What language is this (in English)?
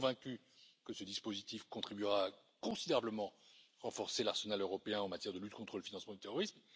French